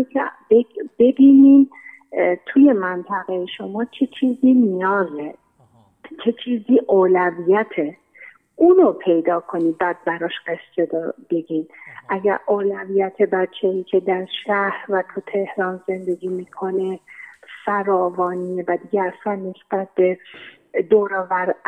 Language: Persian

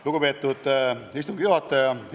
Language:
Estonian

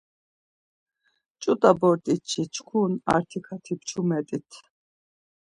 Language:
Laz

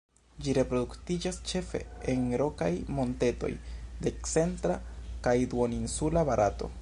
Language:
Esperanto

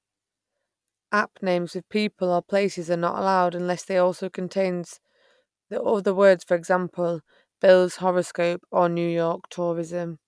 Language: English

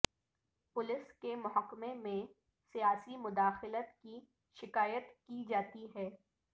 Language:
Urdu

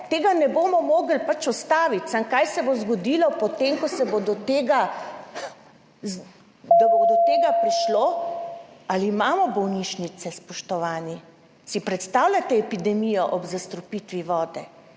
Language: Slovenian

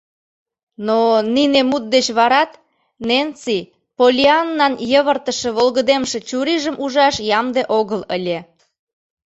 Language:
Mari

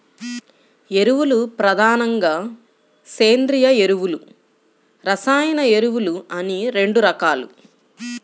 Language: Telugu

